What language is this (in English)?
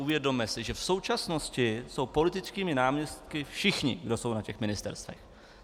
Czech